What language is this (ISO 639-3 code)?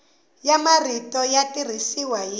tso